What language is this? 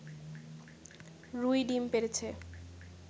Bangla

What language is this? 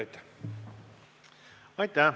Estonian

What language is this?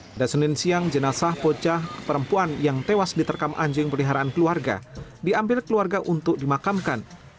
Indonesian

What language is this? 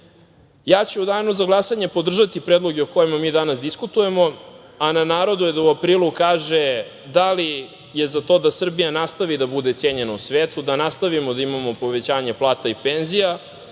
Serbian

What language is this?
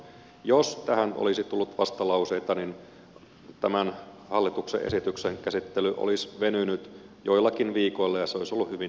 Finnish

